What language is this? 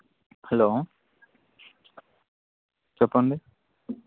Telugu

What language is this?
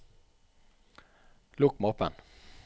Norwegian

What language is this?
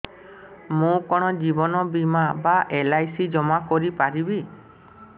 Odia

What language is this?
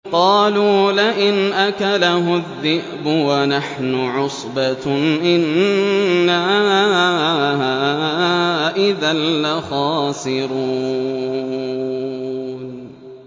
Arabic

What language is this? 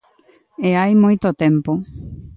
Galician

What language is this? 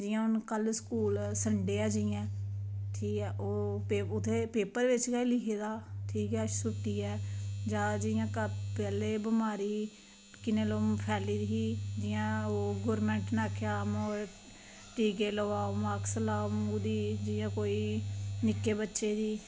Dogri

